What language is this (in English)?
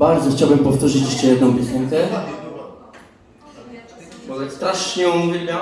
Polish